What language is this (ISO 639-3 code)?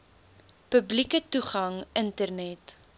afr